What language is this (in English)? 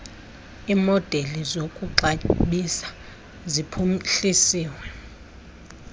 Xhosa